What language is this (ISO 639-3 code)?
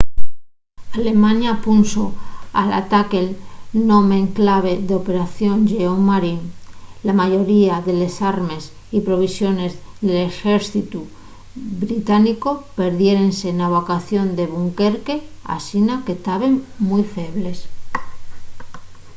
ast